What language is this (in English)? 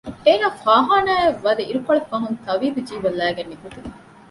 Divehi